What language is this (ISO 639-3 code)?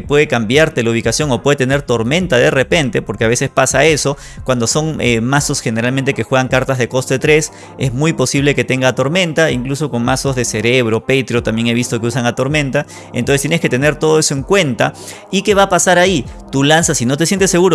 spa